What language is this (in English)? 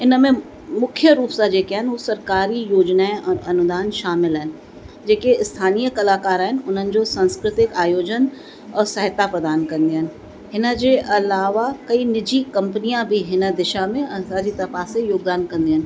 Sindhi